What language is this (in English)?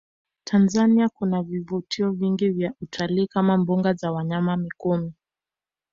Swahili